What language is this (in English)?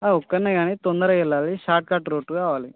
Telugu